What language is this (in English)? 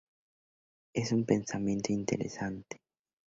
Spanish